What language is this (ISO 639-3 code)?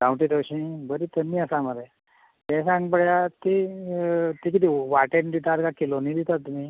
kok